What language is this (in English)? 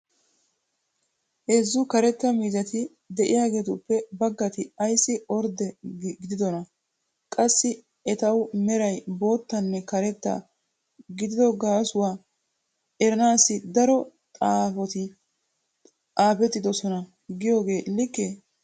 Wolaytta